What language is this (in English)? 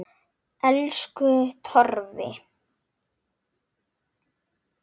Icelandic